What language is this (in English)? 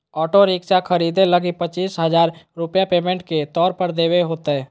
Magahi